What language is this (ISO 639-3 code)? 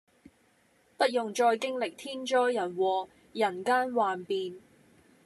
yue